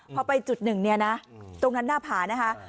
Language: Thai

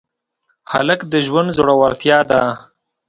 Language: Pashto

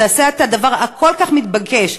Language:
Hebrew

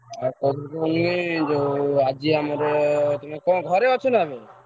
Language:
Odia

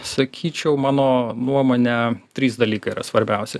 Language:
Lithuanian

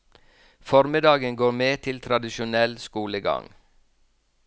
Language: Norwegian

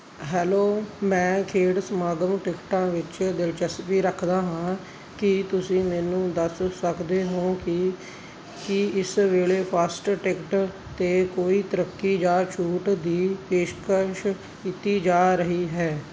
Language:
Punjabi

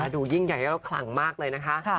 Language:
Thai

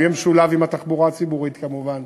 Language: Hebrew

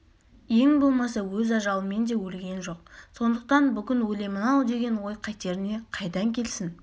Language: Kazakh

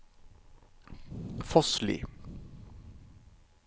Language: Norwegian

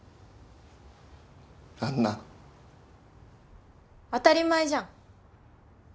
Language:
Japanese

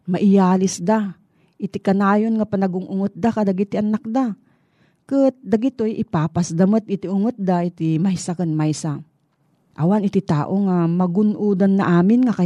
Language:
Filipino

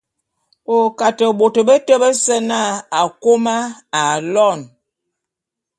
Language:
Bulu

